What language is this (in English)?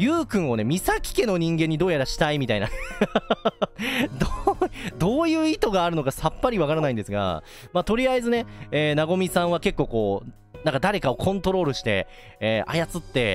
Japanese